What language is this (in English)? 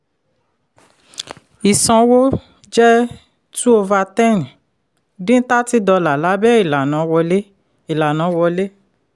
Yoruba